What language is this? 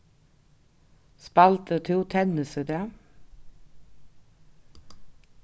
Faroese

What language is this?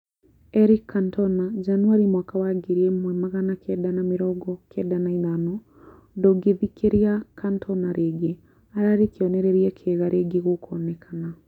Kikuyu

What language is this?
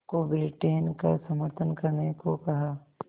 Hindi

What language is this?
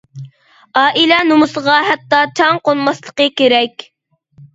Uyghur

